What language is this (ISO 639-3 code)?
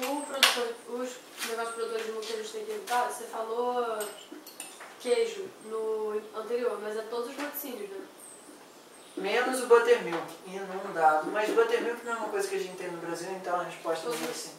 por